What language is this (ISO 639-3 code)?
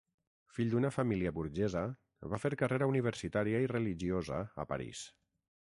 cat